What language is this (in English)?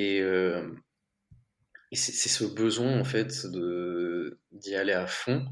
French